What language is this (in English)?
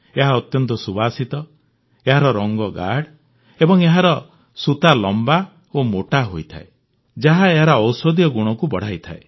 Odia